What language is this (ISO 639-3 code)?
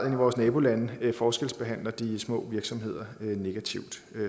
dan